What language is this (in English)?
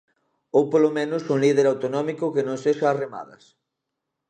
Galician